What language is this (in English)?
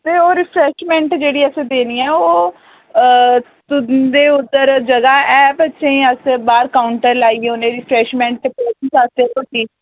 Dogri